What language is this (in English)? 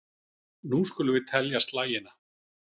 Icelandic